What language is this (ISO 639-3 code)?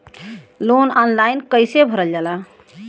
bho